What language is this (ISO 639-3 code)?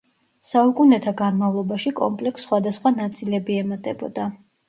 kat